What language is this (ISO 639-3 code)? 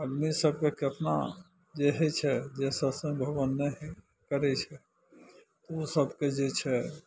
mai